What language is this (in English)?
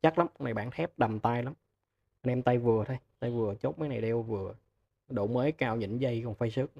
Vietnamese